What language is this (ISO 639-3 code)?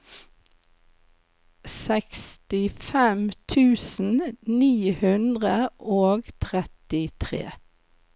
nor